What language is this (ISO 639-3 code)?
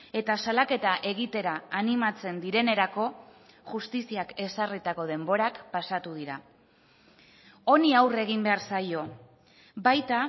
eus